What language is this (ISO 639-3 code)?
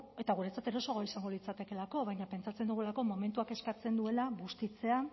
eus